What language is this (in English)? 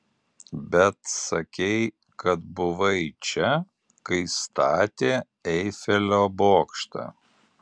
Lithuanian